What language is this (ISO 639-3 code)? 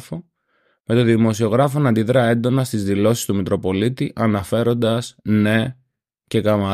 ell